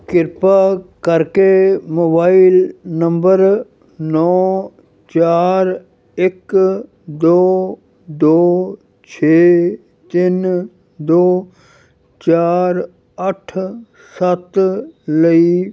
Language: Punjabi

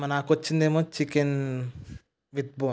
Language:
Telugu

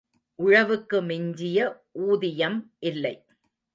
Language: Tamil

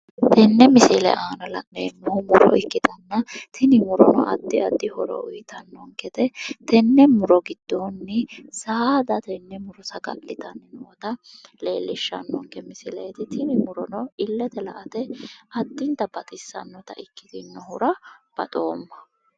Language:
Sidamo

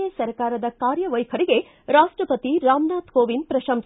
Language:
Kannada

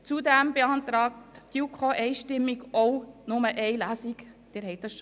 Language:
Swiss German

